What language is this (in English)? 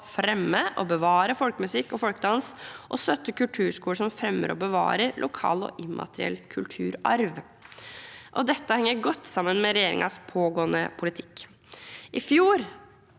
Norwegian